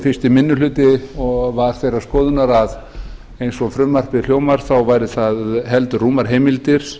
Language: Icelandic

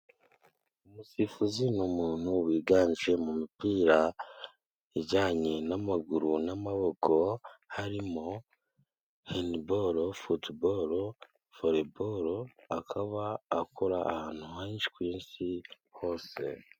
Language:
Kinyarwanda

